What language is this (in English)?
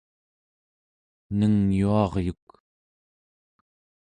Central Yupik